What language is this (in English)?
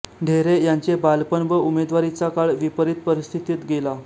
Marathi